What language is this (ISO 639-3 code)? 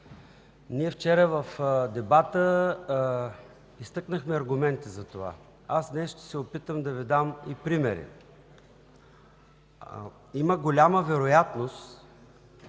bul